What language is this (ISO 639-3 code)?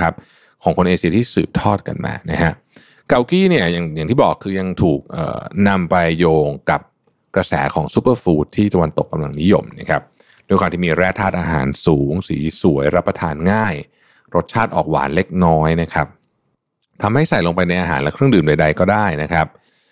tha